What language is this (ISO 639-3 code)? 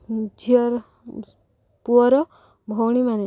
ori